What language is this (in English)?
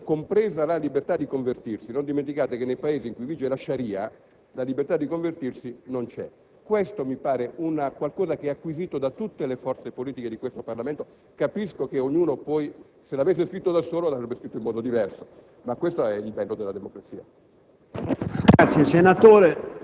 Italian